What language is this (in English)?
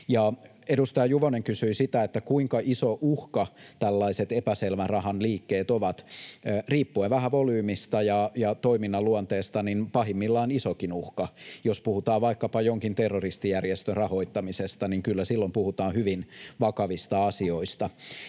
Finnish